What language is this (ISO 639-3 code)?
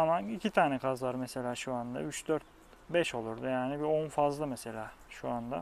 tur